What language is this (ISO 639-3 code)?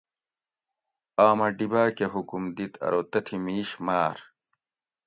gwc